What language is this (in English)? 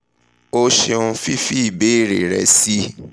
Yoruba